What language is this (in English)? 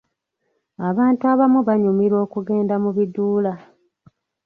Ganda